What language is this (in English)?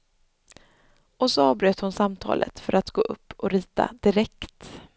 Swedish